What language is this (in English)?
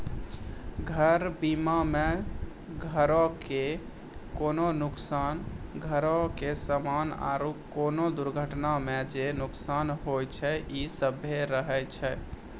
Maithili